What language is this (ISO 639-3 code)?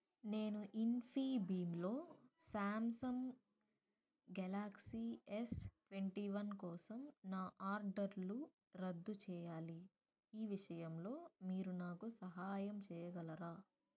tel